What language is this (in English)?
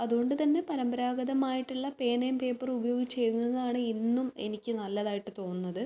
Malayalam